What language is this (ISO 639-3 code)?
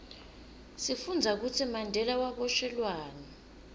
ssw